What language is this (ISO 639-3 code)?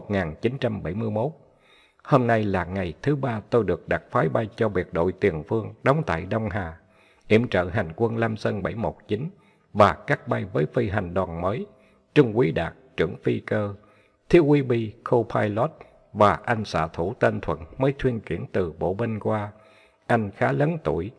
vie